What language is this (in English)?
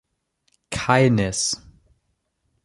German